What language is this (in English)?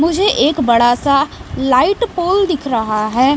Hindi